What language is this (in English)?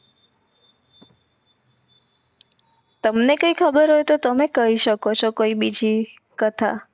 Gujarati